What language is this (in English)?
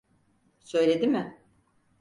Turkish